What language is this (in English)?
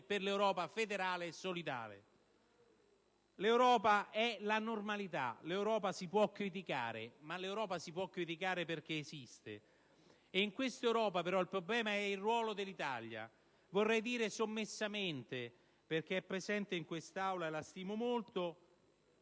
Italian